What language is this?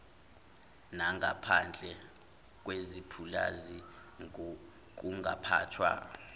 Zulu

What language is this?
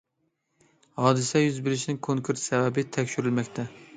Uyghur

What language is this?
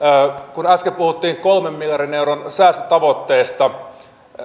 Finnish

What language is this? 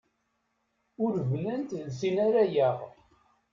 Kabyle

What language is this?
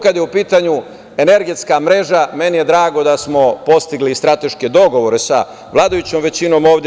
Serbian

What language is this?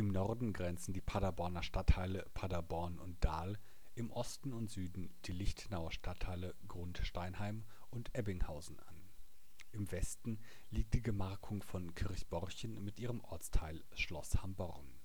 German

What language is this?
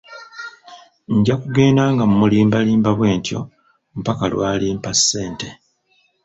Ganda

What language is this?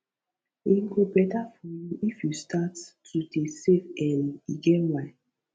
Nigerian Pidgin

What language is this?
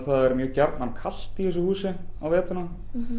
Icelandic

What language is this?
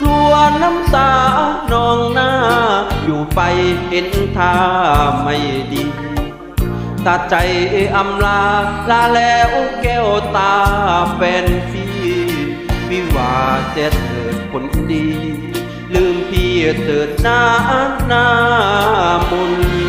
Thai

